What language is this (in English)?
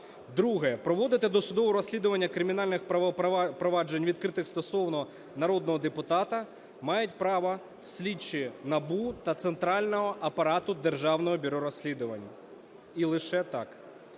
Ukrainian